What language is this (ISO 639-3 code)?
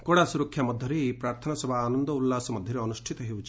ori